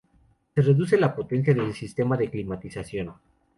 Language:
Spanish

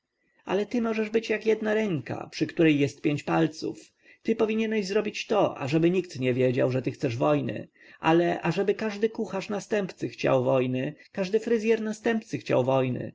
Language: Polish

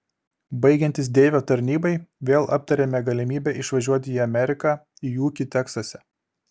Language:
Lithuanian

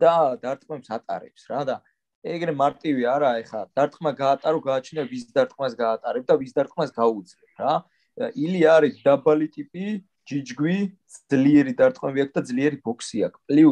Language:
Turkish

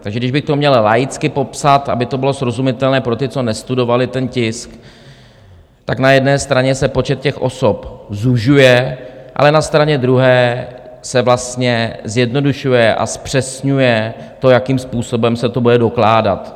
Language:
Czech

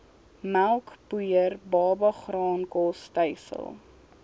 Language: Afrikaans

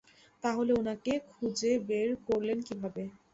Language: Bangla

